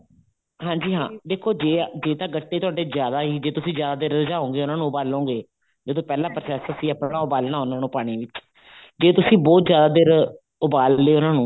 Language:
Punjabi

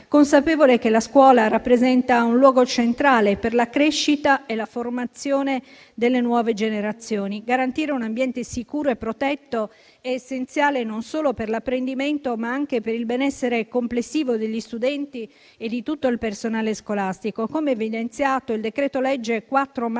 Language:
Italian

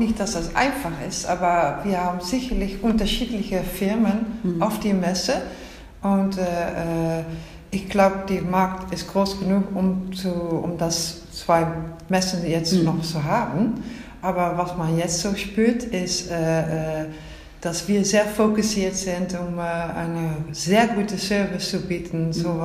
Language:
German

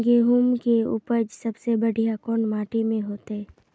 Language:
Magahi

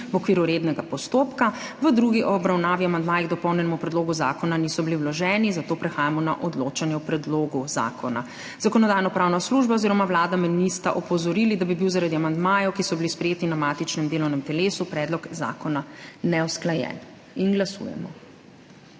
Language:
Slovenian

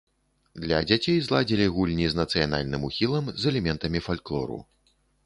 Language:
Belarusian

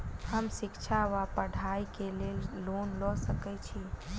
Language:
Maithili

